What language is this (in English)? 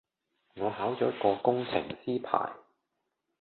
Cantonese